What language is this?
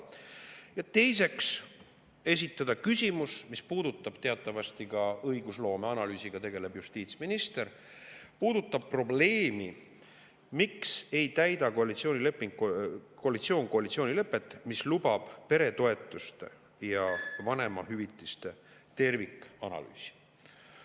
Estonian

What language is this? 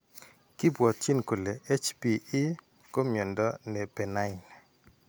Kalenjin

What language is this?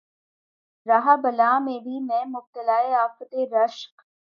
Urdu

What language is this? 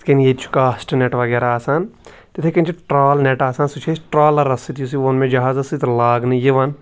Kashmiri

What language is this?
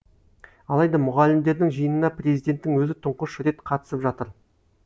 Kazakh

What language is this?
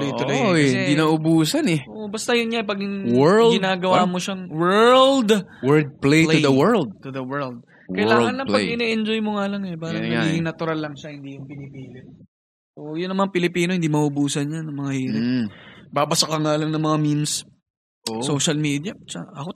Filipino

